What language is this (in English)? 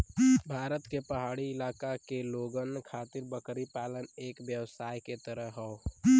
Bhojpuri